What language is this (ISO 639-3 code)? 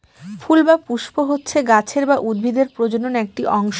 ben